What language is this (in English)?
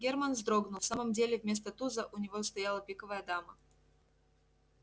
Russian